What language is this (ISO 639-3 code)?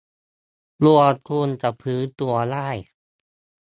tha